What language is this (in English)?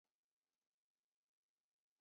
Chinese